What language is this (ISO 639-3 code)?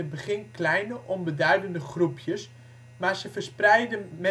nld